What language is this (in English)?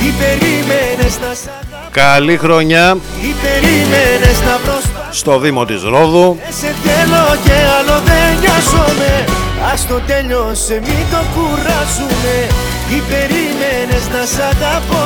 Greek